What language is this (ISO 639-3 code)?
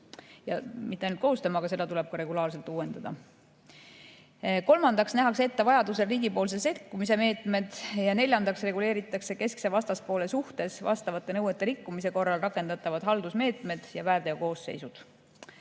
est